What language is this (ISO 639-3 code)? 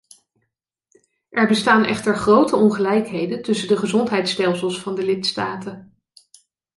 nld